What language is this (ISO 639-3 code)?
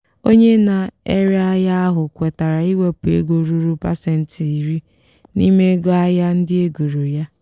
ibo